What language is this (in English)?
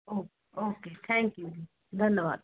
Punjabi